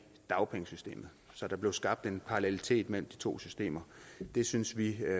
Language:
Danish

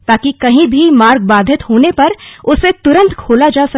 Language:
Hindi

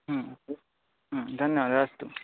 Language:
Sanskrit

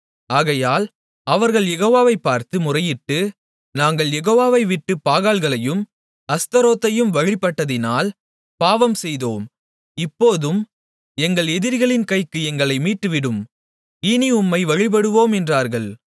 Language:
Tamil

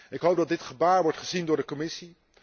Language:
Dutch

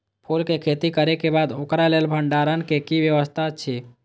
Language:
Maithili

